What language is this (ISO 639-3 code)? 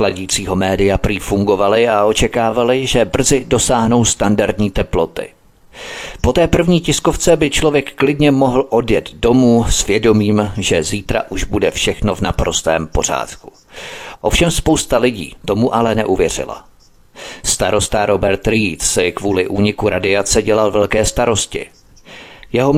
ces